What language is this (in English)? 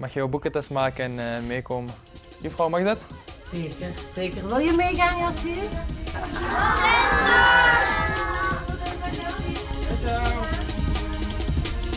Dutch